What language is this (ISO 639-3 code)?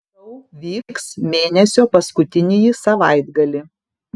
lit